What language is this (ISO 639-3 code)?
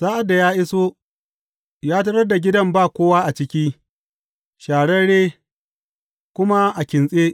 hau